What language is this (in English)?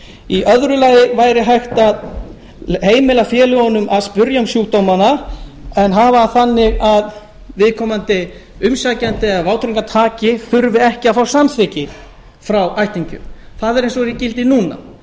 Icelandic